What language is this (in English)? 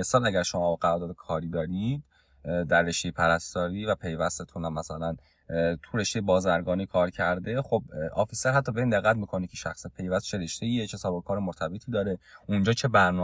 Persian